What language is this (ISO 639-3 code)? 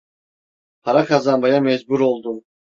tur